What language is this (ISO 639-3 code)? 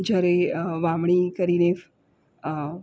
guj